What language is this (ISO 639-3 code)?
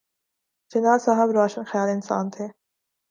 urd